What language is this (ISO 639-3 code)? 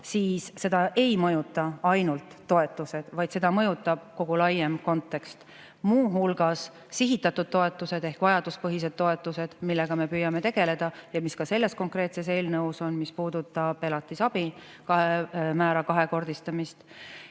est